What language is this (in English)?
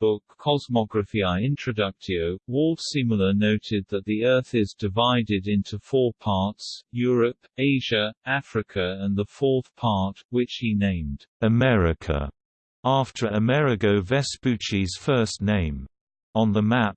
English